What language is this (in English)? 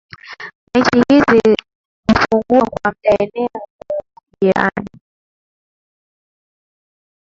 Swahili